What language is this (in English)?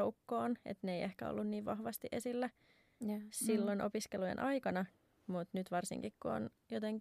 Finnish